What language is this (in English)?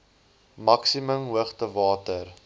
Afrikaans